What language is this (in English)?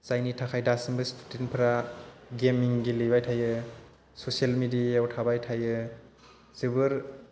Bodo